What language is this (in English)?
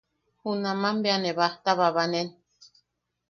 Yaqui